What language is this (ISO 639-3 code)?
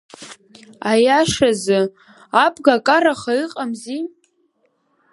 abk